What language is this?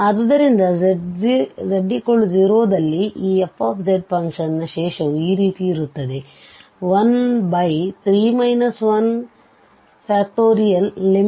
Kannada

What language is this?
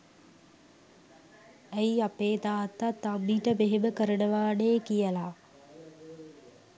Sinhala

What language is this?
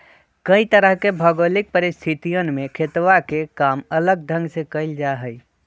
Magahi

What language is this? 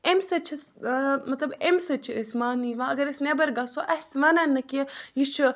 Kashmiri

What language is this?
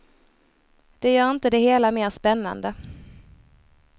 Swedish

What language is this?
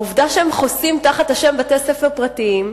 Hebrew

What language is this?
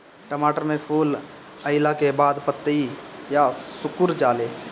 Bhojpuri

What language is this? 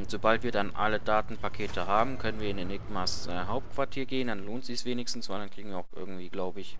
German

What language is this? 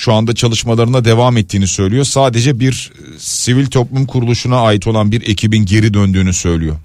Turkish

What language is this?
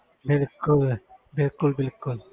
Punjabi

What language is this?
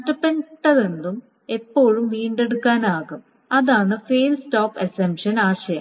Malayalam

